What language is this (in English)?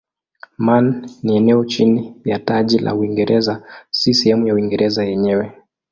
Swahili